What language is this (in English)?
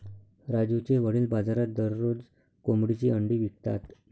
Marathi